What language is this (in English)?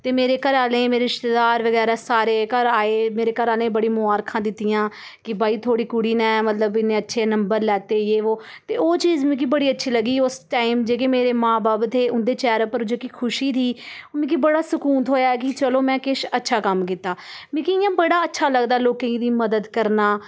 Dogri